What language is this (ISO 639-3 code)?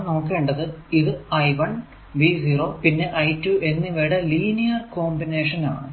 mal